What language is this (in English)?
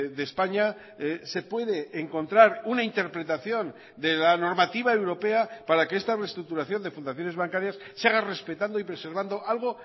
Spanish